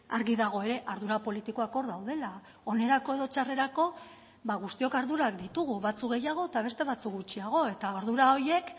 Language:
Basque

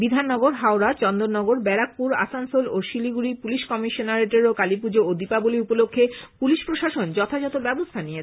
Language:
Bangla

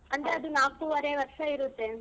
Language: Kannada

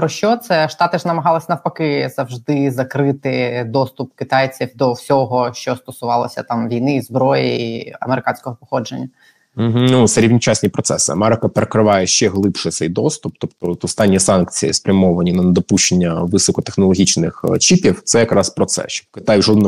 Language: Ukrainian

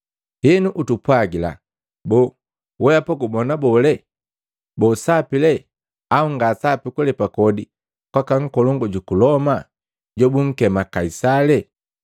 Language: Matengo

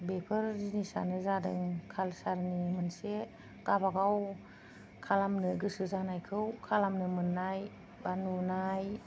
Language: Bodo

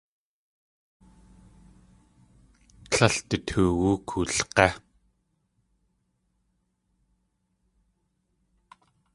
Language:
Tlingit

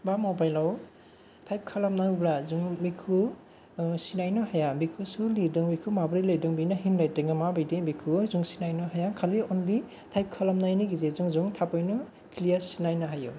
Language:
Bodo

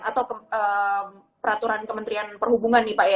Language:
Indonesian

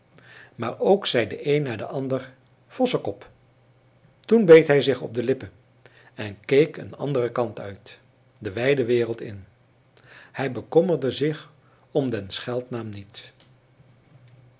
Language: Dutch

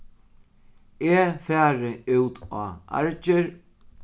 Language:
Faroese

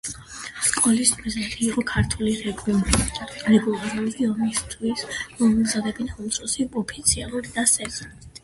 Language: Georgian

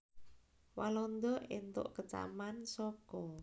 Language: Javanese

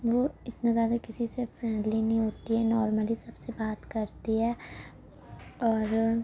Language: Urdu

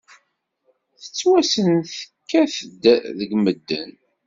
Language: Kabyle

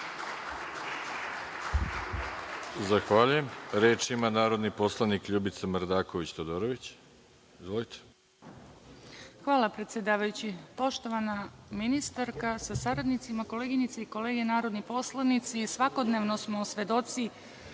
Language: Serbian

